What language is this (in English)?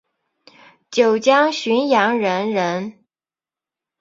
Chinese